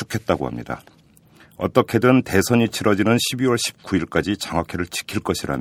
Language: Korean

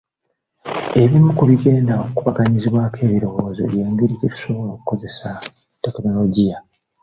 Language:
Ganda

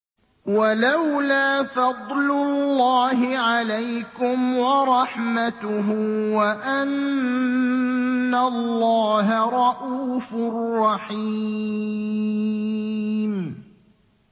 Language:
Arabic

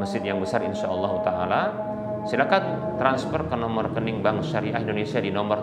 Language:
Indonesian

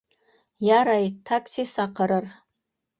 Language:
Bashkir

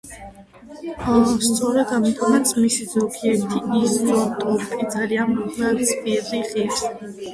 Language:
Georgian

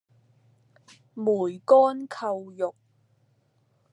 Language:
Cantonese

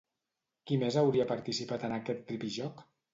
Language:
Catalan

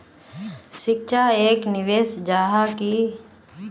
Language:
Magahi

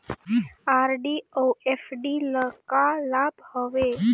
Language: Chhattisgarhi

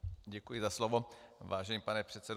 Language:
Czech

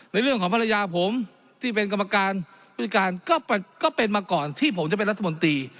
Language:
Thai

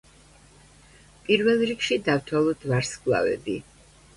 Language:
Georgian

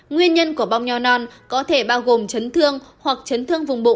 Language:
Vietnamese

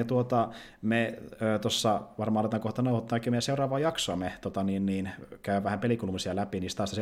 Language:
Finnish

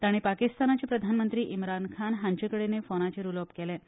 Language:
Konkani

